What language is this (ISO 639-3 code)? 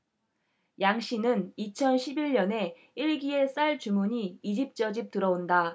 kor